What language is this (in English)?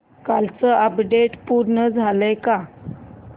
Marathi